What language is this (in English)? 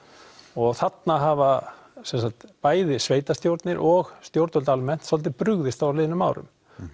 Icelandic